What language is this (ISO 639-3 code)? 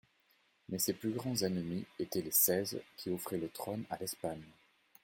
fra